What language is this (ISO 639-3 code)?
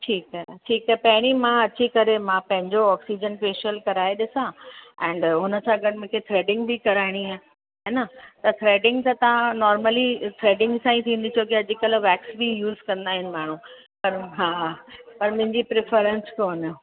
snd